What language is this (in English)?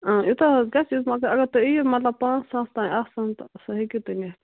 Kashmiri